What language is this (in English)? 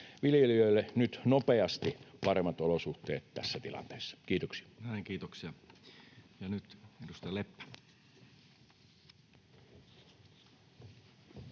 Finnish